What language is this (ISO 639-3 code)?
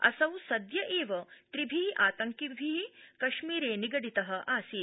san